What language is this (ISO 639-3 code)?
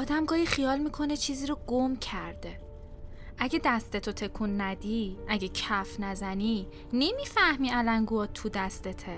fas